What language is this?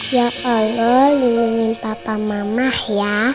Indonesian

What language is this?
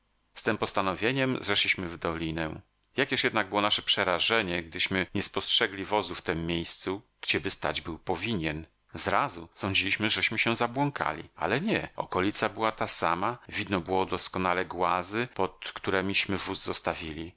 Polish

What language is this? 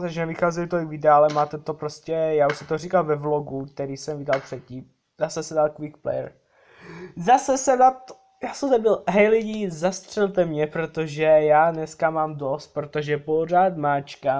Czech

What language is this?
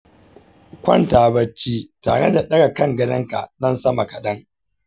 Hausa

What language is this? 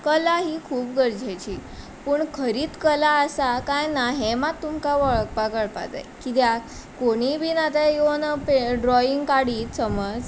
Konkani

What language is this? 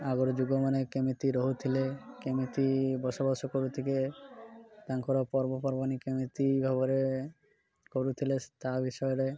Odia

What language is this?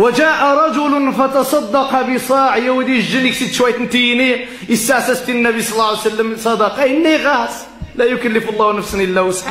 Arabic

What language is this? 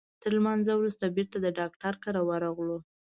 Pashto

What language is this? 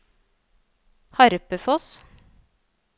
Norwegian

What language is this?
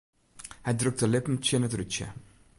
Western Frisian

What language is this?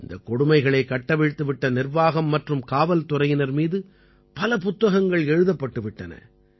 Tamil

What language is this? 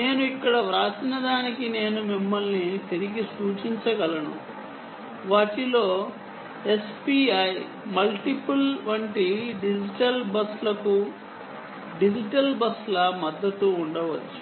Telugu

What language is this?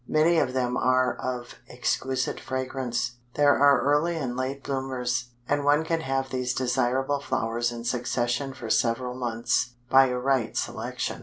English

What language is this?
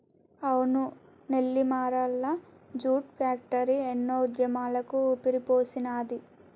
Telugu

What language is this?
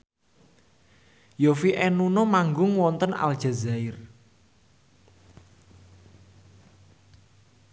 Javanese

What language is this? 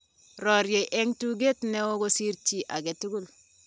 Kalenjin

